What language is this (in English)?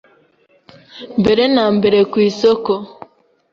Kinyarwanda